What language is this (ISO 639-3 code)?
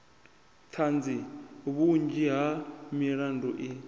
ven